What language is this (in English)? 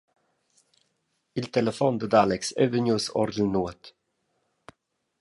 Romansh